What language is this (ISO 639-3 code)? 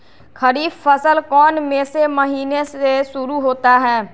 mag